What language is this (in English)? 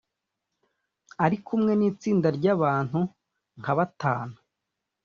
Kinyarwanda